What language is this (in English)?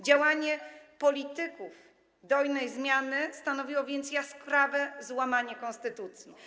Polish